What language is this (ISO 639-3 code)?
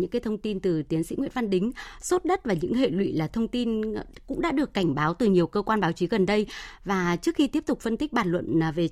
vie